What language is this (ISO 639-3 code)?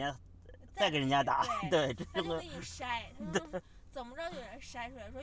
zho